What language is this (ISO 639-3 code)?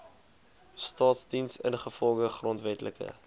afr